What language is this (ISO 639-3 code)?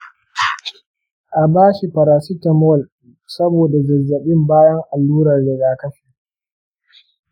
hau